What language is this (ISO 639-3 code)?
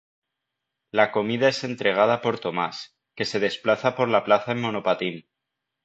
spa